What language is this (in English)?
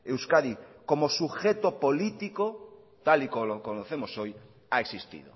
Spanish